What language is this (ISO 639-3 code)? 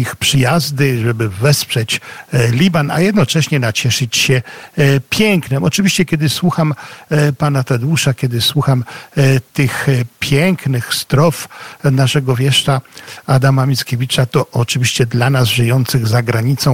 pol